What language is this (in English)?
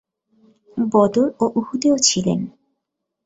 Bangla